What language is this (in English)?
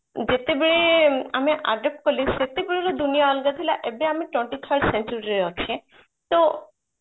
Odia